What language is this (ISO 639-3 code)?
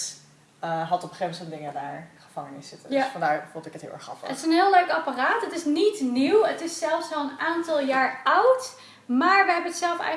nld